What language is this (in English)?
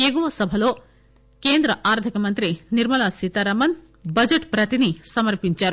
Telugu